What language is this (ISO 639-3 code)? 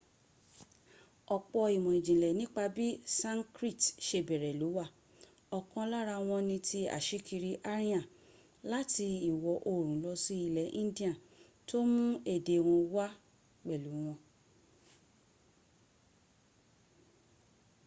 yor